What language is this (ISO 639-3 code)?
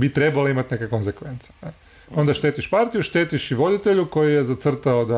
hrv